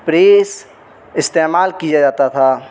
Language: Urdu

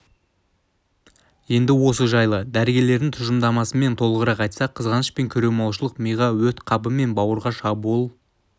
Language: Kazakh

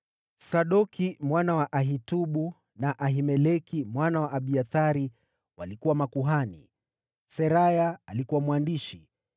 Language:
Swahili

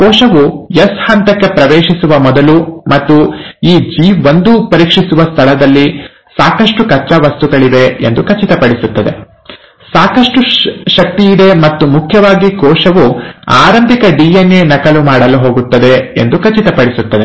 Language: Kannada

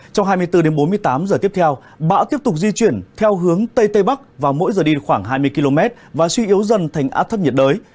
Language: Vietnamese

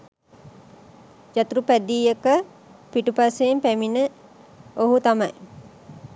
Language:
Sinhala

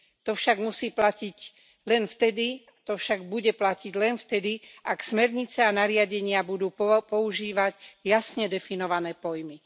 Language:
Slovak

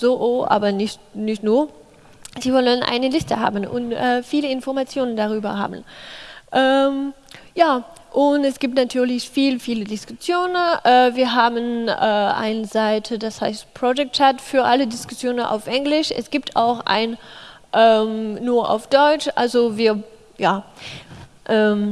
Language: German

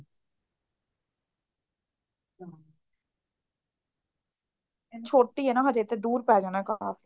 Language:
Punjabi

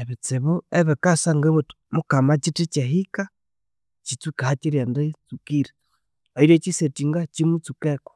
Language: Konzo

